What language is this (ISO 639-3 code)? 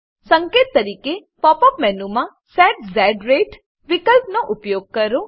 guj